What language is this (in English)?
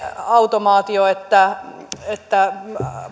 Finnish